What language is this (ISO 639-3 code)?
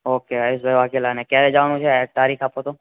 guj